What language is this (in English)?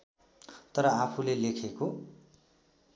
Nepali